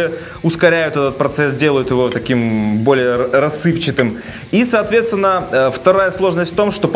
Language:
Russian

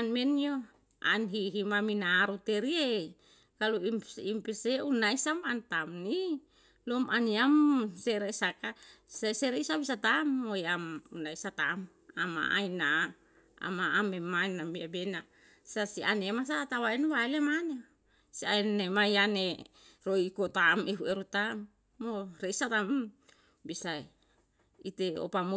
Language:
Yalahatan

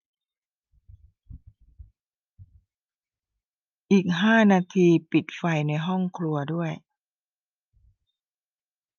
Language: Thai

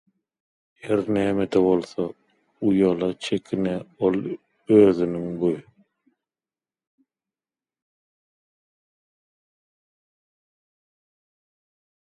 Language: Turkmen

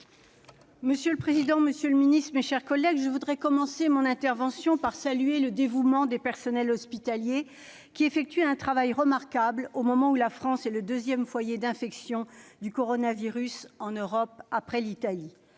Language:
French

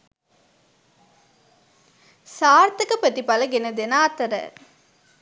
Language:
Sinhala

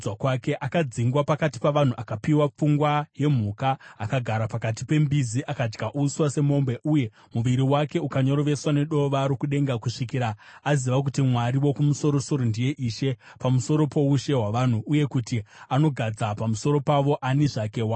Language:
Shona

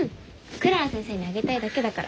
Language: Japanese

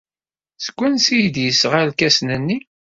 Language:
Kabyle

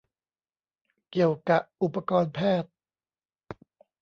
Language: Thai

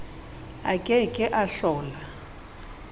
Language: Southern Sotho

